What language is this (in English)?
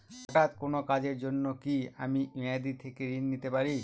Bangla